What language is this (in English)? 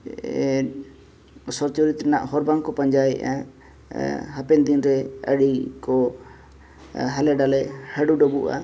Santali